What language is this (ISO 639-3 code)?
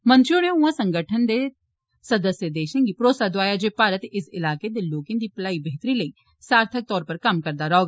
doi